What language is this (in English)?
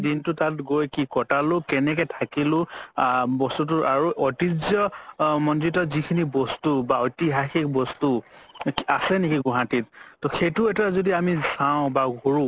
Assamese